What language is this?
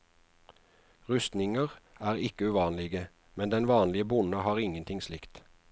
Norwegian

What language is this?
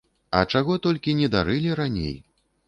Belarusian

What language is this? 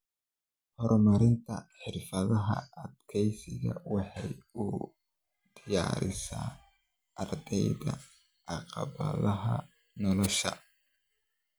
Somali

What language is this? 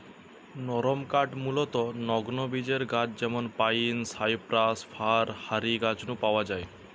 Bangla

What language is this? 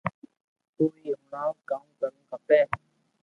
Loarki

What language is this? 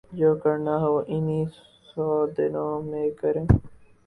Urdu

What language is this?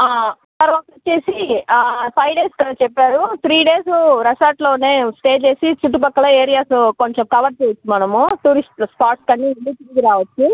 Telugu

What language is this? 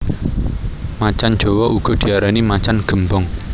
Javanese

